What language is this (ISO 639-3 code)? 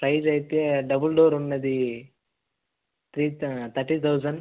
tel